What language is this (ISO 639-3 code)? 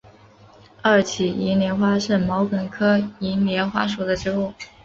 zho